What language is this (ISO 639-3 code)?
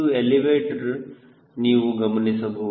kan